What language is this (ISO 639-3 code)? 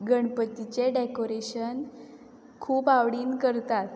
kok